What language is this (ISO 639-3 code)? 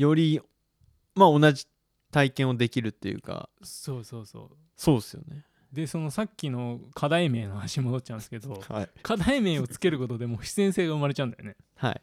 jpn